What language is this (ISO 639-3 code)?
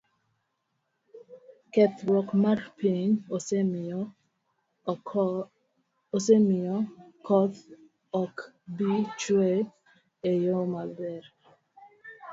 luo